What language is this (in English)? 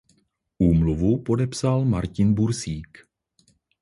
Czech